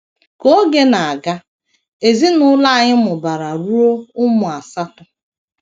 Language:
Igbo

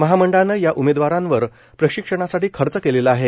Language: Marathi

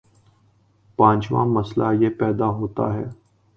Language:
Urdu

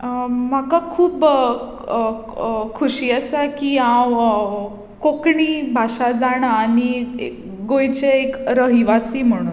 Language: Konkani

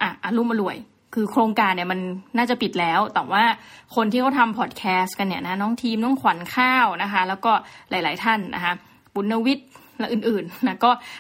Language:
Thai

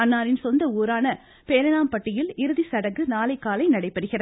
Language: Tamil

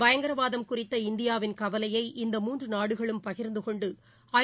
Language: Tamil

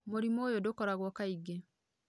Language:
Kikuyu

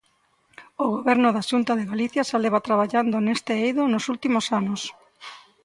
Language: Galician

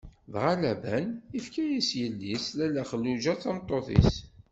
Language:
Kabyle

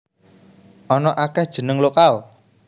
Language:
Javanese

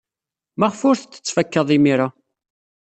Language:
Kabyle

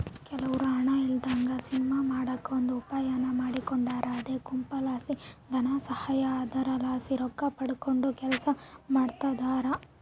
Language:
Kannada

